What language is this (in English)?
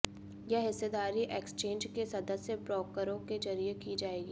Hindi